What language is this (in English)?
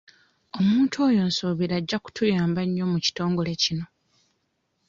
Ganda